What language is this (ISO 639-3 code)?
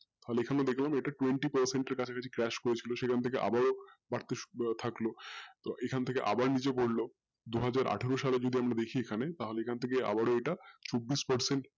ben